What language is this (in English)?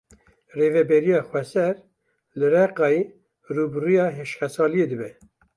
Kurdish